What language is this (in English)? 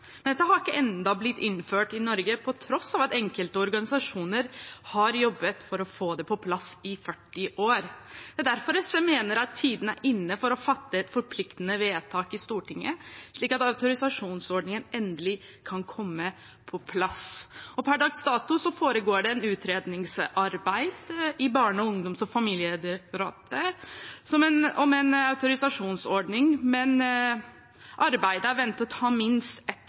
Norwegian Bokmål